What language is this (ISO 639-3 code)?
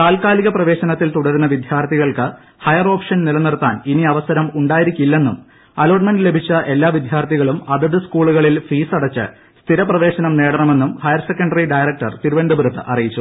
mal